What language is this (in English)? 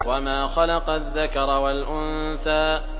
Arabic